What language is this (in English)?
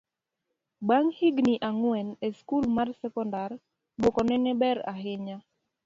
Luo (Kenya and Tanzania)